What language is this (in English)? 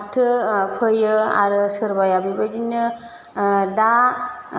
Bodo